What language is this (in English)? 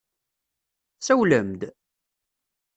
Kabyle